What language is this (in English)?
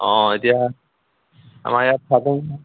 Assamese